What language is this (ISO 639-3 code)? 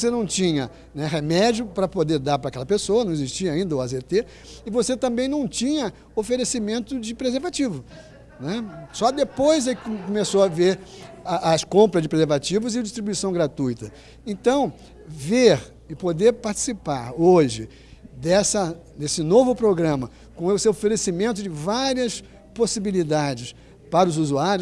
por